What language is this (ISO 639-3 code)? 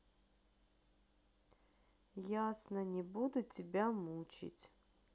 rus